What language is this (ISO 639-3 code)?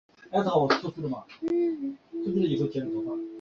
zho